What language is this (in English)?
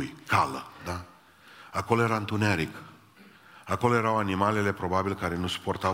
Romanian